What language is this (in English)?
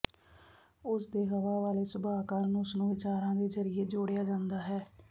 Punjabi